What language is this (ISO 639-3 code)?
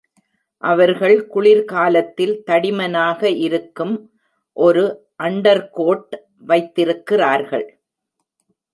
tam